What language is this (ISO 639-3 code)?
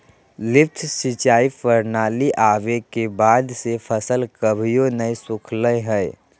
mag